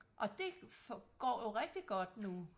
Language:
Danish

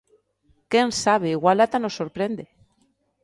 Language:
Galician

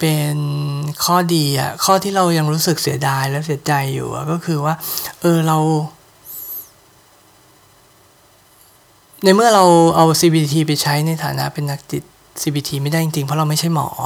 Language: Thai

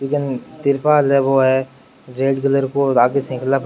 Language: Rajasthani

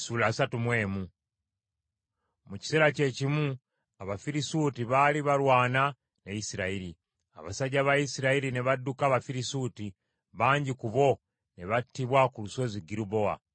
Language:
Ganda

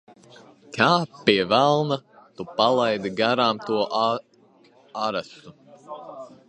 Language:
Latvian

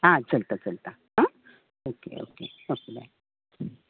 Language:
Konkani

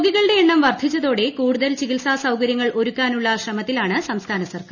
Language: Malayalam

